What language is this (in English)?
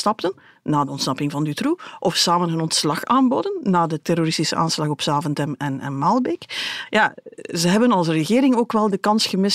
Dutch